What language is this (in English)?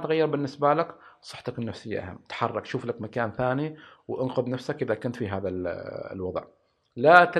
Arabic